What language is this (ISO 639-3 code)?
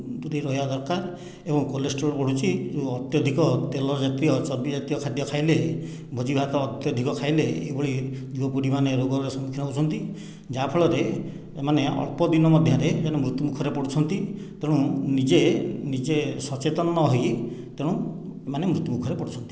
ori